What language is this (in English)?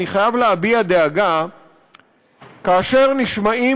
Hebrew